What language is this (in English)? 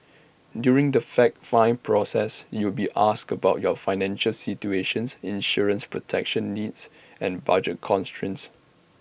English